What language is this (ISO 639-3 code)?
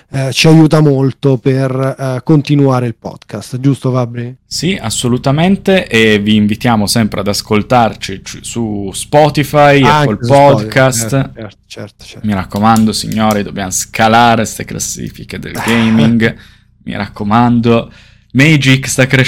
ita